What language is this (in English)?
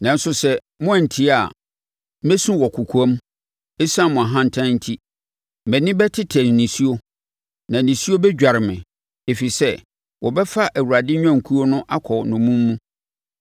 Akan